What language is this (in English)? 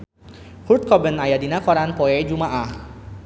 Sundanese